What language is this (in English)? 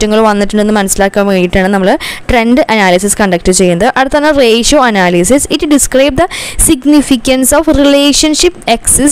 Malayalam